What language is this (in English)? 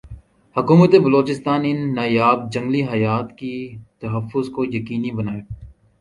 Urdu